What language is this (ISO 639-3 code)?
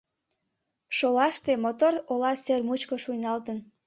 chm